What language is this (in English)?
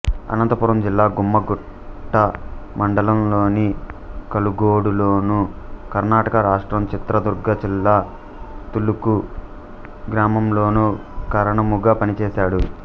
Telugu